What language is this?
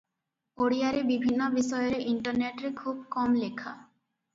Odia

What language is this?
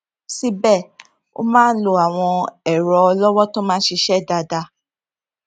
Yoruba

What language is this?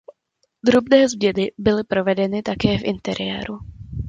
Czech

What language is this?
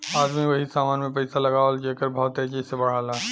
Bhojpuri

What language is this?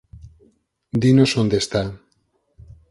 Galician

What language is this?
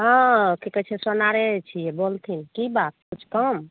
Maithili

